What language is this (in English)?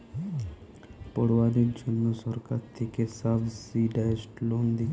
Bangla